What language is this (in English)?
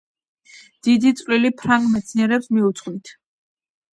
Georgian